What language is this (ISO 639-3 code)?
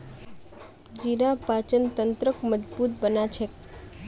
mag